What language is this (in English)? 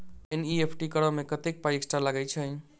Maithili